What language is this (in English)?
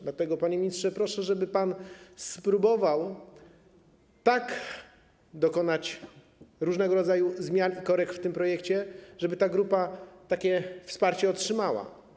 Polish